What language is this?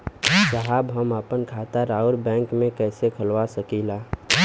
Bhojpuri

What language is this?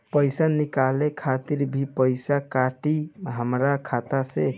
Bhojpuri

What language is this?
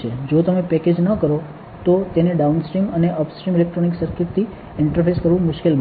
Gujarati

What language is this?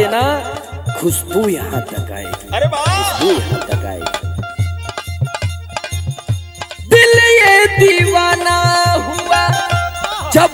Hindi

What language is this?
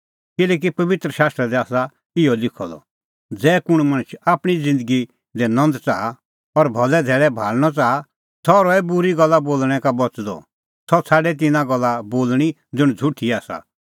Kullu Pahari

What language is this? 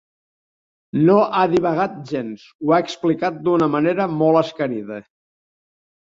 Catalan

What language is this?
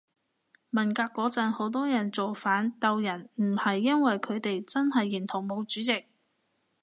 Cantonese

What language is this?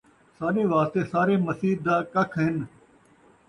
Saraiki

